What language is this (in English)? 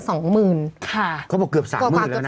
Thai